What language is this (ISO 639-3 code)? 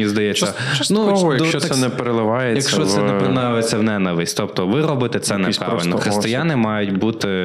ukr